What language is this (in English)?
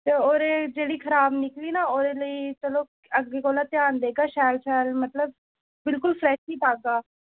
Dogri